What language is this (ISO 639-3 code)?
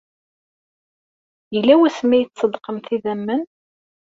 kab